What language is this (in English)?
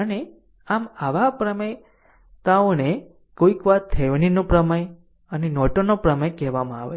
Gujarati